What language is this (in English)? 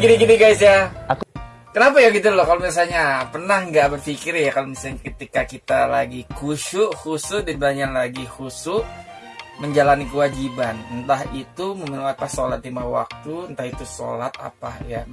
Indonesian